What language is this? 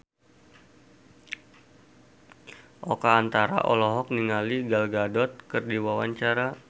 Sundanese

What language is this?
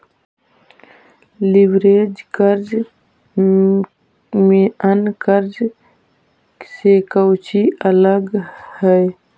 Magahi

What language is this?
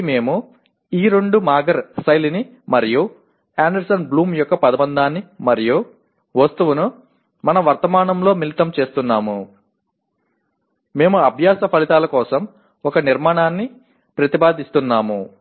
Telugu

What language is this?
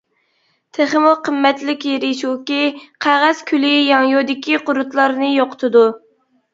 Uyghur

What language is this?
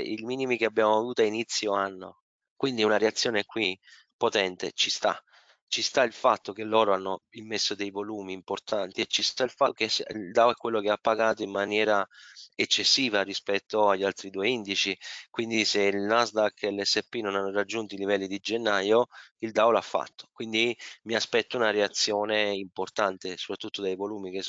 Italian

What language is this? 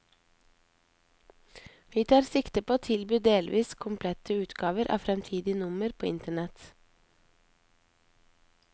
Norwegian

